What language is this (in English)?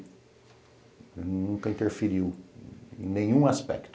Portuguese